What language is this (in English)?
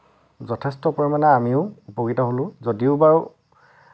Assamese